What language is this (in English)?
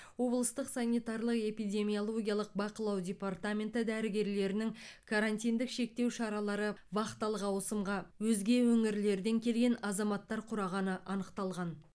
Kazakh